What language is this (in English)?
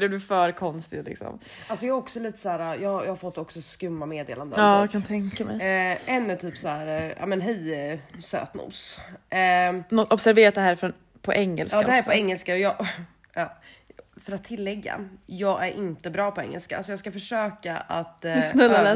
Swedish